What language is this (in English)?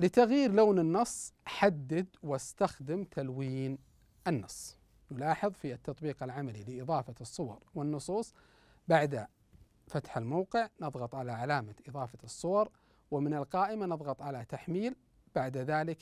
Arabic